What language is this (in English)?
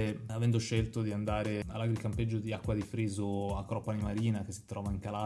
Italian